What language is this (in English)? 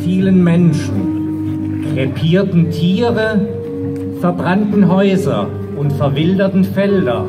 German